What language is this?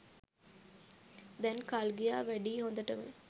Sinhala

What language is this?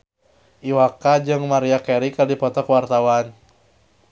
Sundanese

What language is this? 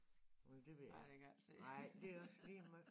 Danish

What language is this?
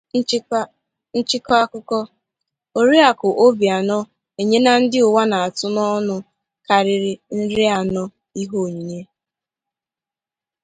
Igbo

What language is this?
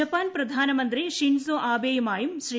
Malayalam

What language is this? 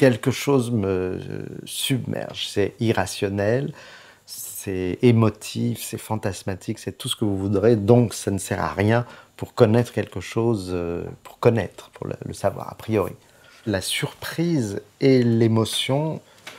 French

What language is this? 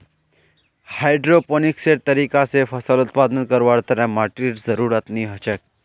Magahi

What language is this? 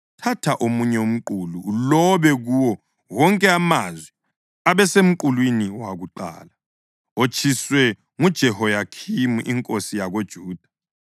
North Ndebele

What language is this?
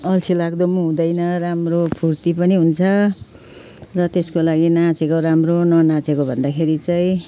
Nepali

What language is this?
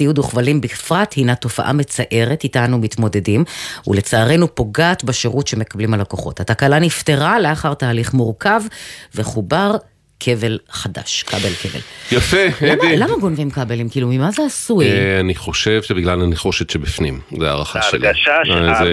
Hebrew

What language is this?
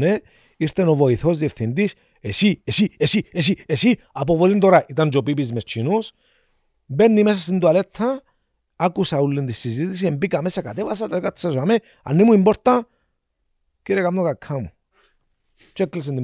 Greek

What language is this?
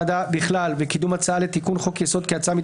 Hebrew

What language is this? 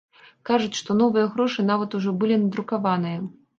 Belarusian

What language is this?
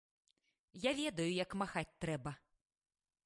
Belarusian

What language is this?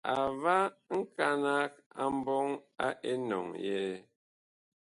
Bakoko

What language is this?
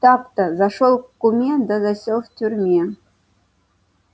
Russian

